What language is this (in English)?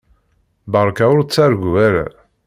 Kabyle